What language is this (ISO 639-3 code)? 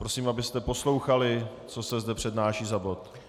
ces